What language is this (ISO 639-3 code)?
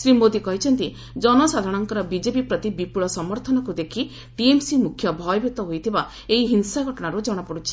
ori